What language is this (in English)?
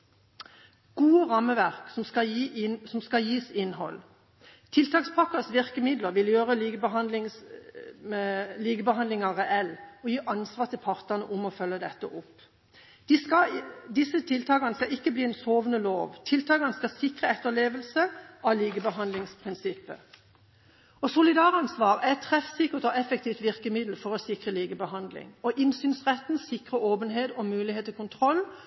Norwegian Bokmål